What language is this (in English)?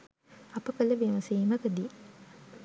Sinhala